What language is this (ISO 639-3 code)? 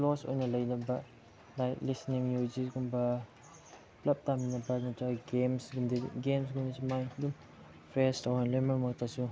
mni